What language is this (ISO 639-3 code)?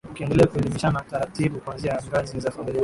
swa